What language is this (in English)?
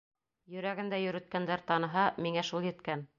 Bashkir